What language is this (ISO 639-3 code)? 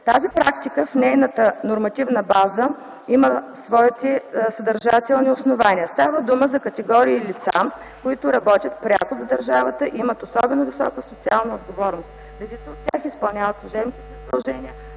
bul